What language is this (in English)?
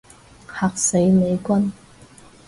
Cantonese